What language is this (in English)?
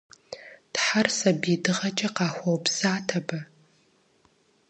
Kabardian